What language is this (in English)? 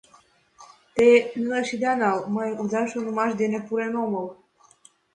Mari